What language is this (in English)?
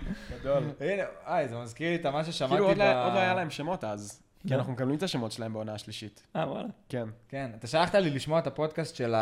Hebrew